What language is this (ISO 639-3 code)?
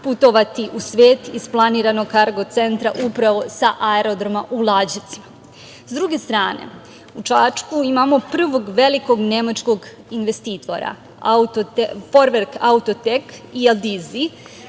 srp